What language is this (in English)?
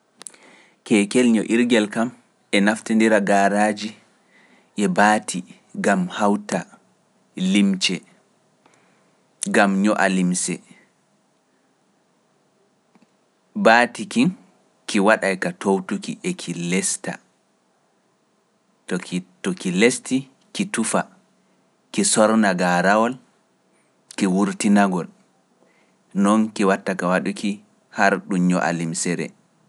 Pular